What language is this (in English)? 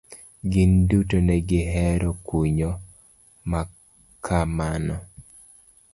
Luo (Kenya and Tanzania)